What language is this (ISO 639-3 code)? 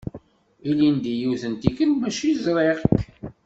kab